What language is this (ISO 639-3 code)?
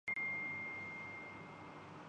urd